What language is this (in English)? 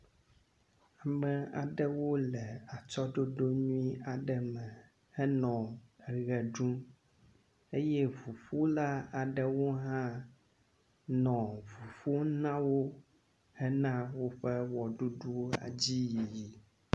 Ewe